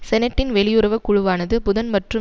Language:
Tamil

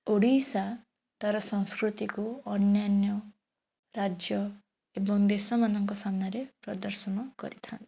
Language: Odia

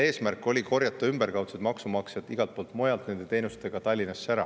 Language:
Estonian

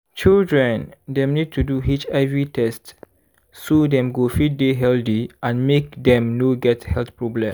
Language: Nigerian Pidgin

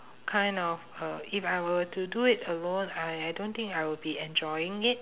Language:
English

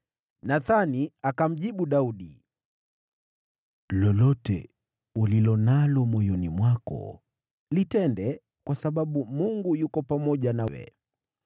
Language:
Swahili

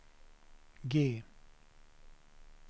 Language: Swedish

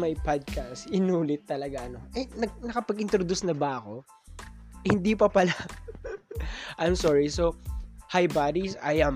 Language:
Filipino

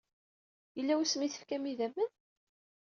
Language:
Kabyle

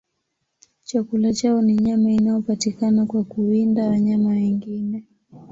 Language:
Swahili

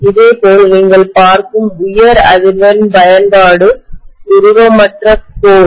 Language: Tamil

